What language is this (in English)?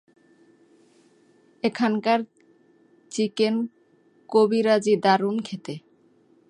Bangla